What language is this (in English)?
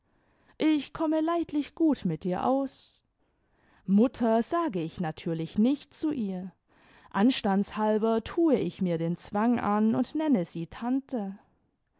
German